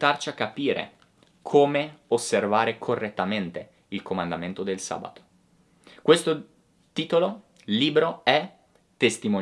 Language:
Italian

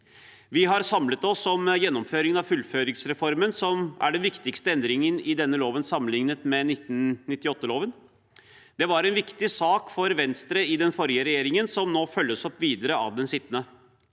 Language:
Norwegian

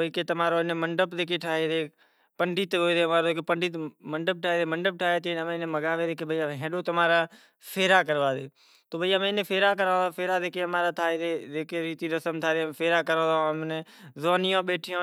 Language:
Kachi Koli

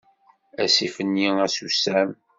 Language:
Kabyle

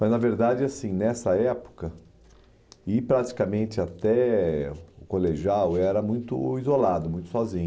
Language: Portuguese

